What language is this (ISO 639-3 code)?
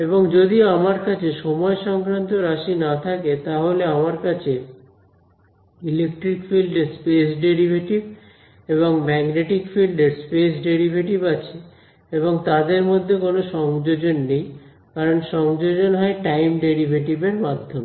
ben